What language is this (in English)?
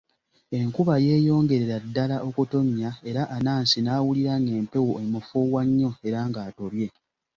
Ganda